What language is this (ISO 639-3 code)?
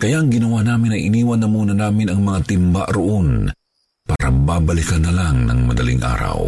fil